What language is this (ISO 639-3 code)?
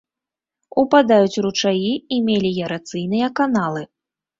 bel